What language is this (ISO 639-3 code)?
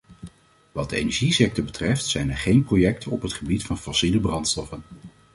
nld